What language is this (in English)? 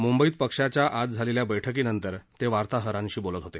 Marathi